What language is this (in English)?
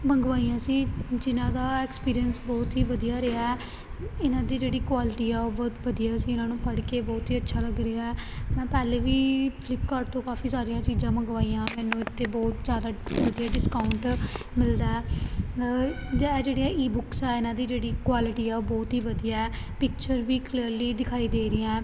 Punjabi